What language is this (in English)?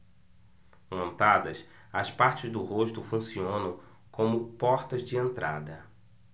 Portuguese